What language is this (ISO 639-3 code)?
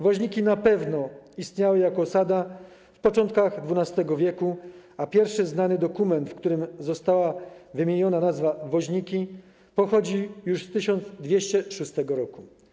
pol